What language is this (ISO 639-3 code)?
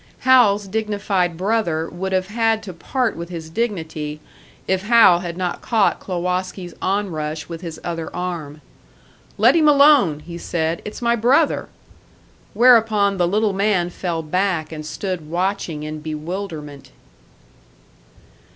eng